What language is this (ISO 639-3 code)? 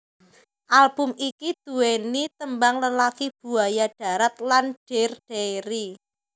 jav